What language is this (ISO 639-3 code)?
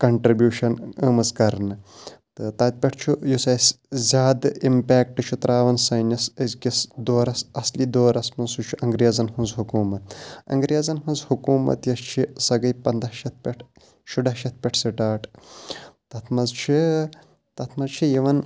kas